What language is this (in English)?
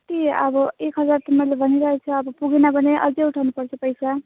Nepali